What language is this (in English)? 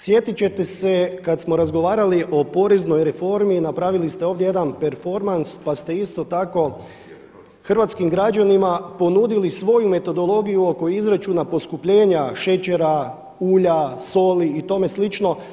Croatian